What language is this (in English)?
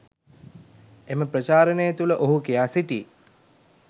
Sinhala